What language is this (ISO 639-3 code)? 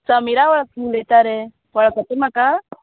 kok